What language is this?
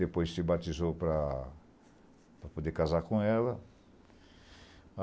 Portuguese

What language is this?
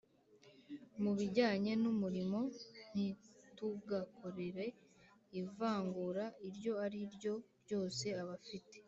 Kinyarwanda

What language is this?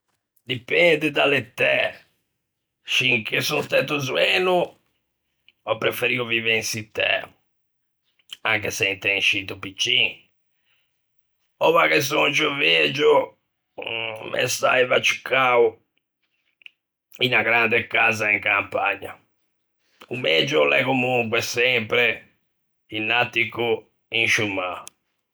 Ligurian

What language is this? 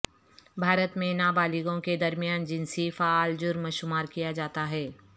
Urdu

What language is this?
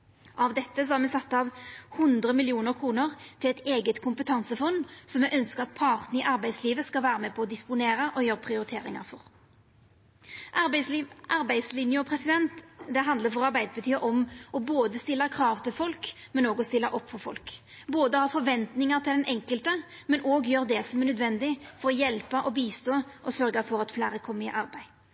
Norwegian Nynorsk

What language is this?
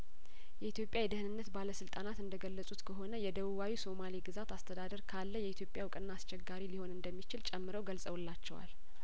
Amharic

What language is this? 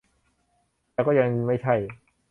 Thai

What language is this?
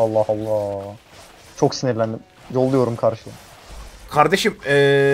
Turkish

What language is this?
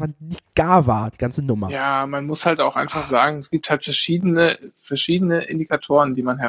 German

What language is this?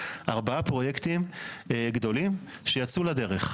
Hebrew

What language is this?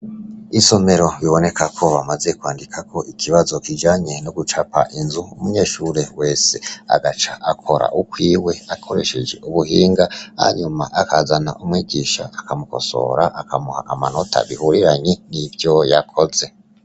Rundi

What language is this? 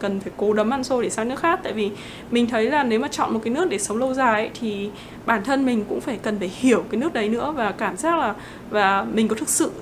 Vietnamese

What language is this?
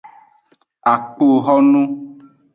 Aja (Benin)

